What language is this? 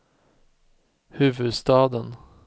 Swedish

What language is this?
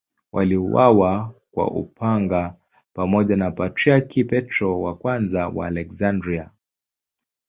Swahili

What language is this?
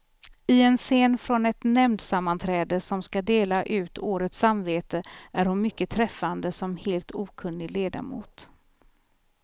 Swedish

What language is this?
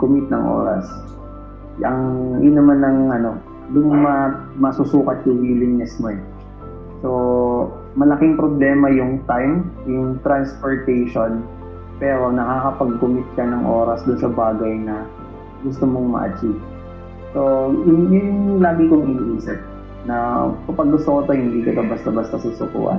Filipino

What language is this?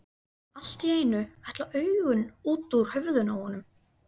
Icelandic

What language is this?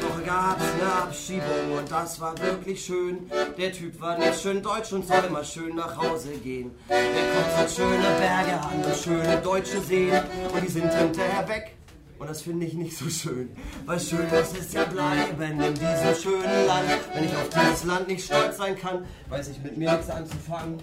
German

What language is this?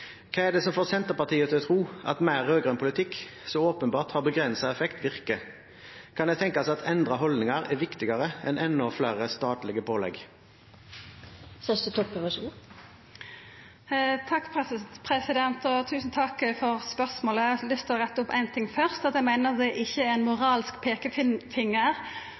Norwegian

